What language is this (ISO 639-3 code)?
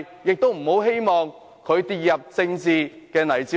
yue